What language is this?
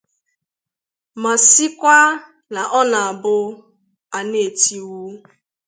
Igbo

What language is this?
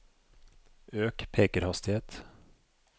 Norwegian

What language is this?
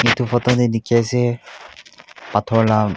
Naga Pidgin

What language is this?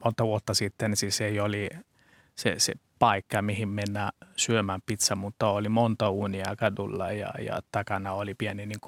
Finnish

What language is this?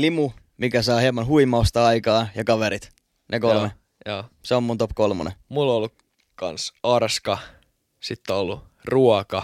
Finnish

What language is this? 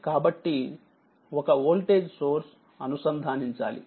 Telugu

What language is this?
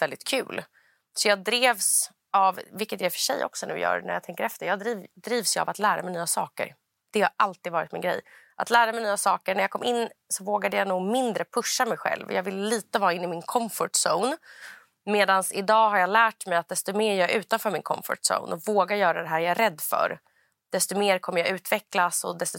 Swedish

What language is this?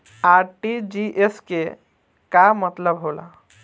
Bhojpuri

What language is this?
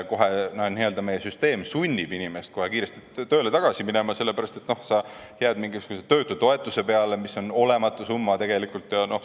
Estonian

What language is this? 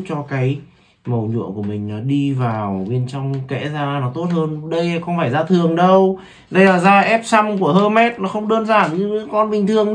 Vietnamese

